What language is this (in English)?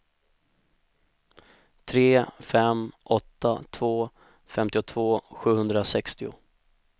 Swedish